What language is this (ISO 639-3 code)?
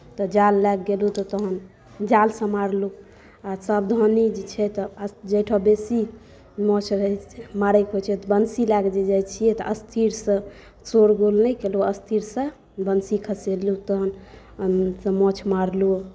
mai